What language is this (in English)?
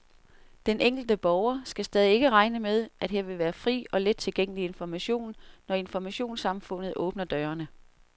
Danish